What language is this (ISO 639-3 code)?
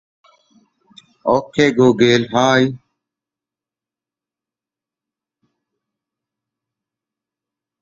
ara